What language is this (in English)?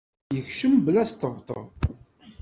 Kabyle